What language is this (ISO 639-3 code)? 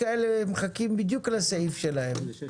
heb